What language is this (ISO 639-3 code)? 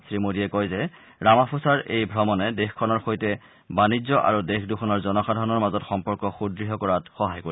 asm